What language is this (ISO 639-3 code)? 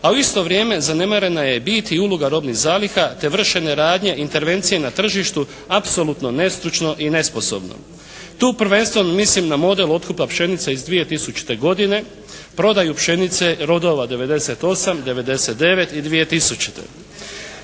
hrv